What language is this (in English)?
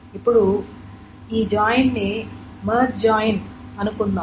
Telugu